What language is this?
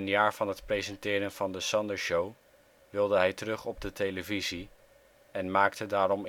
Dutch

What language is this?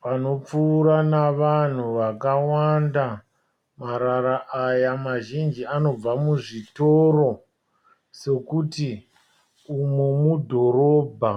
Shona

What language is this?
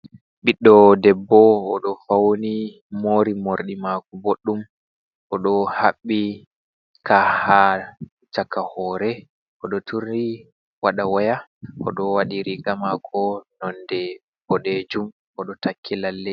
Fula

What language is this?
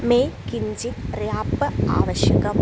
Sanskrit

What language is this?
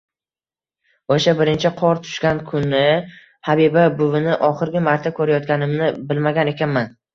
Uzbek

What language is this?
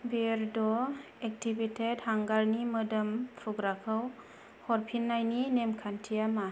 Bodo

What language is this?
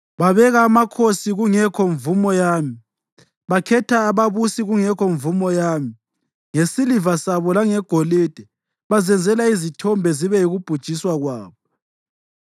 North Ndebele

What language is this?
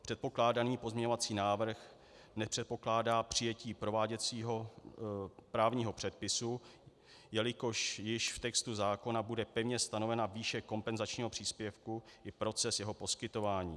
Czech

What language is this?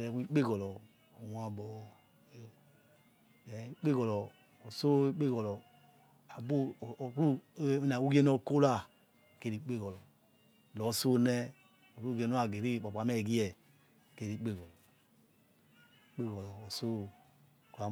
Yekhee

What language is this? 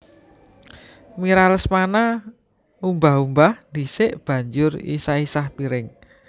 Javanese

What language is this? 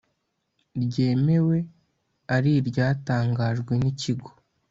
Kinyarwanda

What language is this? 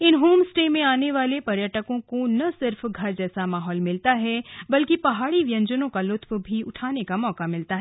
Hindi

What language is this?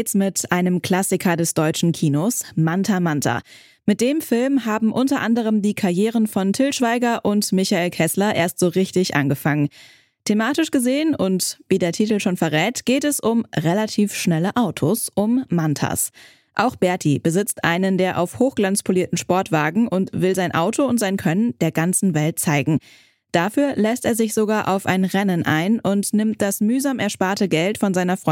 German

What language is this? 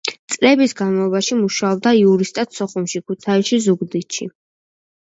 Georgian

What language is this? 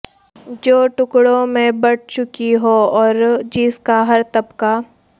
Urdu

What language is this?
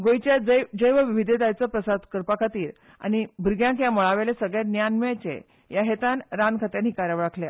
Konkani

